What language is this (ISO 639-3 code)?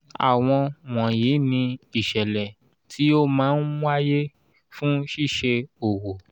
yor